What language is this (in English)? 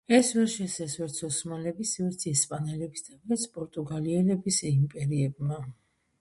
Georgian